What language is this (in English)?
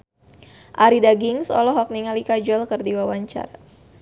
Sundanese